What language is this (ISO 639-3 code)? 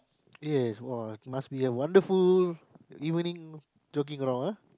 eng